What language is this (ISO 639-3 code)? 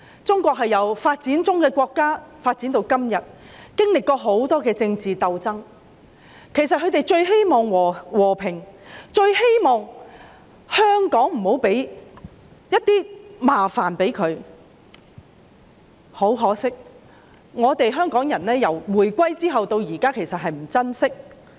yue